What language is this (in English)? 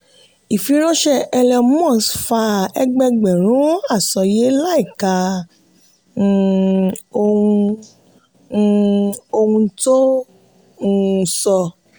Yoruba